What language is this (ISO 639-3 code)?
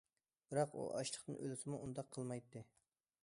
uig